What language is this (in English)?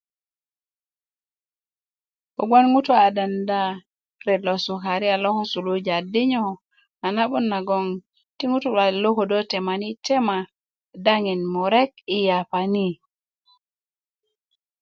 Kuku